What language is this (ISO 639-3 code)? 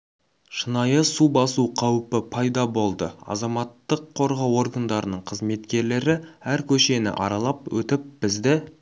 kaz